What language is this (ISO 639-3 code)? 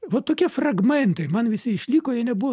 lit